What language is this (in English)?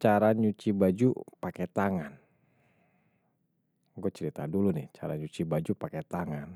Betawi